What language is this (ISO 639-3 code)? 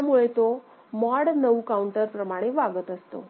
mar